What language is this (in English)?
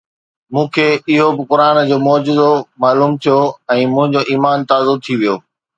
Sindhi